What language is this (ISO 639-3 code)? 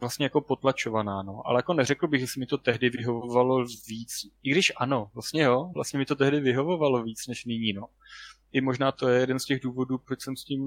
ces